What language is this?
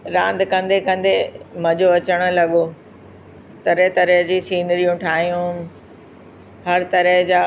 Sindhi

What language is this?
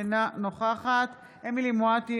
Hebrew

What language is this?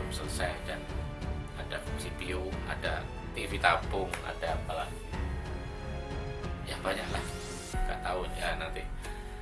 Indonesian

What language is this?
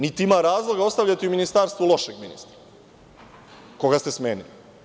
Serbian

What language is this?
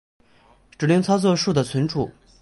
Chinese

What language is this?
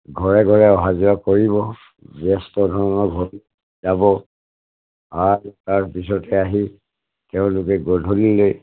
Assamese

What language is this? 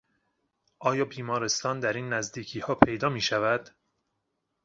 Persian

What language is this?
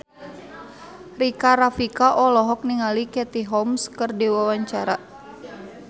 Sundanese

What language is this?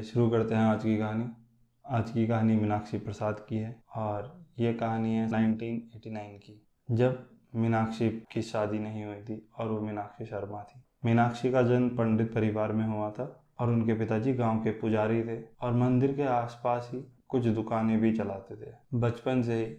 Hindi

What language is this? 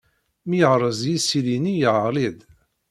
Kabyle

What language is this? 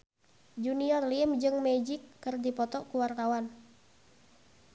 Sundanese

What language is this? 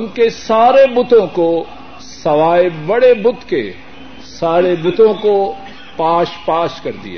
Urdu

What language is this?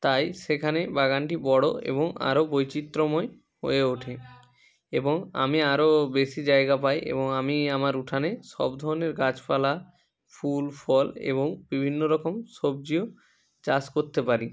Bangla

